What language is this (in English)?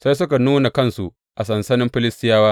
Hausa